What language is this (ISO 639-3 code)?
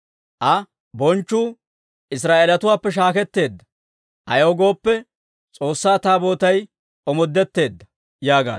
dwr